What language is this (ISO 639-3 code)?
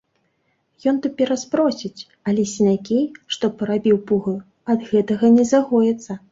bel